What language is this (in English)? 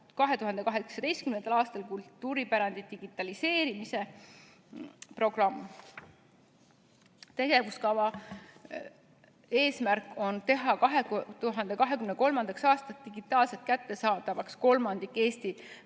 Estonian